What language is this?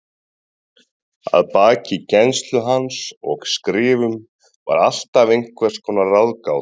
Icelandic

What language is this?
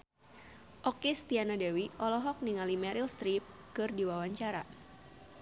Sundanese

